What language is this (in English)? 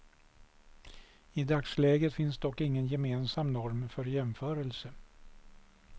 Swedish